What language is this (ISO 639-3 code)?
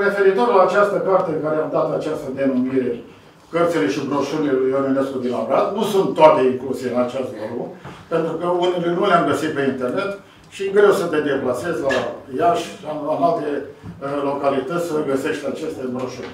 ron